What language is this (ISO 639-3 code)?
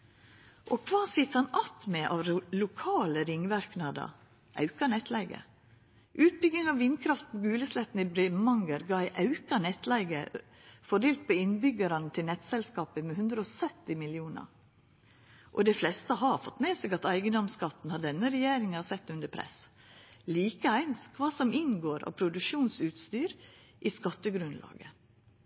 nno